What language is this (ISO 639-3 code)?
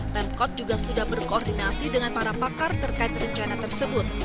ind